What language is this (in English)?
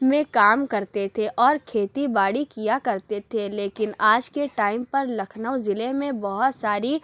Urdu